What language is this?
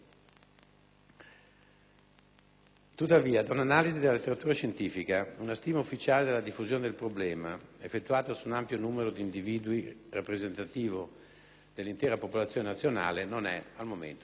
Italian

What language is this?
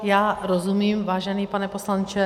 Czech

